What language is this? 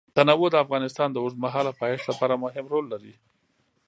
Pashto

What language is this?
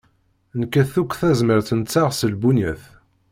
Kabyle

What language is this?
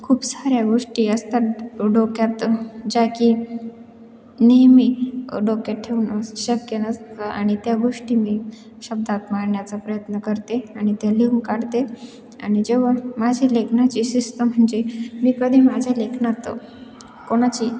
Marathi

